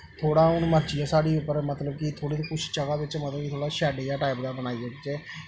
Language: Dogri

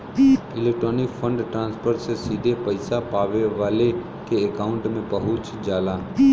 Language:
Bhojpuri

